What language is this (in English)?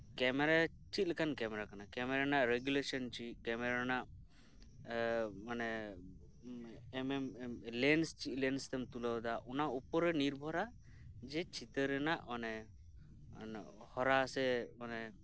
Santali